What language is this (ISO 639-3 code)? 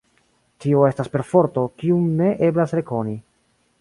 epo